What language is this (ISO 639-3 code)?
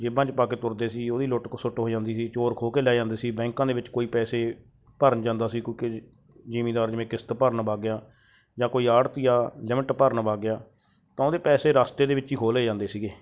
pan